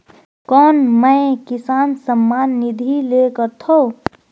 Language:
Chhattisgarhi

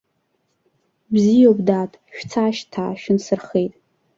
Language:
Abkhazian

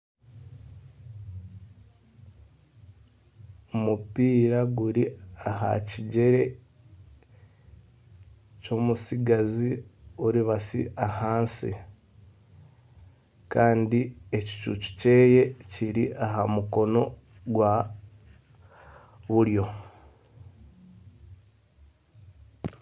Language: Nyankole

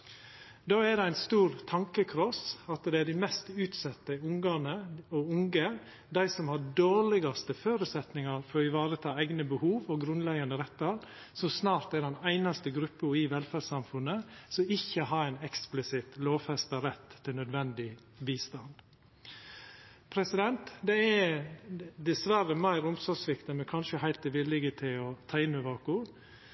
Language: Norwegian Nynorsk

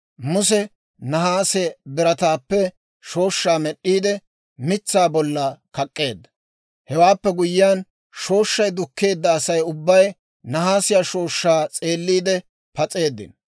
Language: Dawro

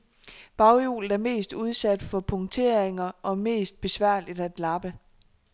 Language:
Danish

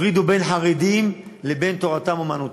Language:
Hebrew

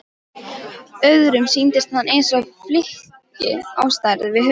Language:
Icelandic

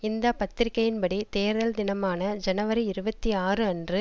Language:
Tamil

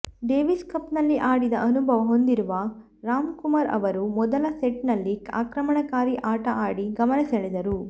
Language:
Kannada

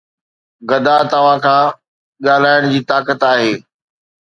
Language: Sindhi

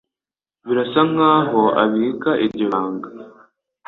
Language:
Kinyarwanda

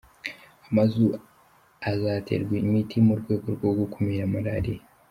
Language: Kinyarwanda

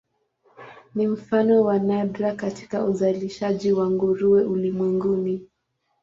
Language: Swahili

